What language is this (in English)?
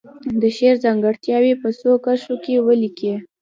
Pashto